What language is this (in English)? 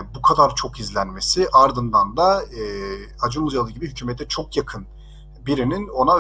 Turkish